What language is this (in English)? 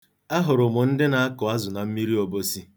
Igbo